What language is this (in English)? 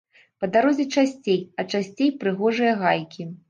Belarusian